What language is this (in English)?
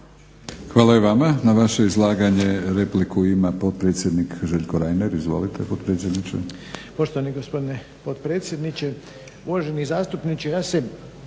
Croatian